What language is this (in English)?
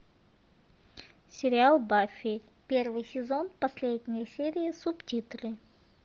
Russian